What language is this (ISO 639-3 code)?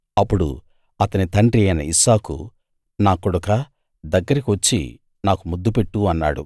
tel